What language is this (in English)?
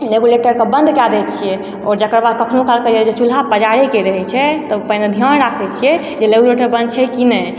Maithili